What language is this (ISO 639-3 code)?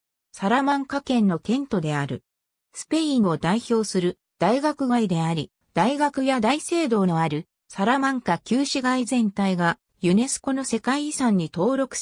jpn